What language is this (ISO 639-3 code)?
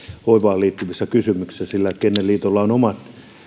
fin